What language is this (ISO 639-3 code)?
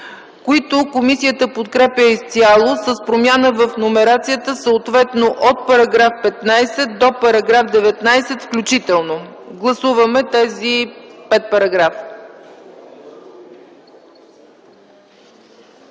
bul